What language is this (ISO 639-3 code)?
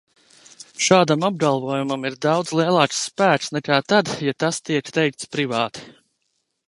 lav